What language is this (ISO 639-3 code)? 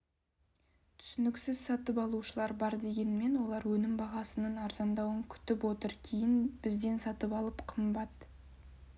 kaz